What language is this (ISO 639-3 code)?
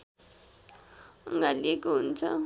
nep